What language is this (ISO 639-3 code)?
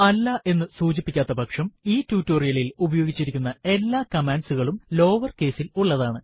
mal